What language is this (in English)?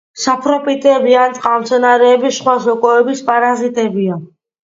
Georgian